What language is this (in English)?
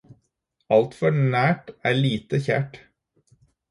Norwegian Bokmål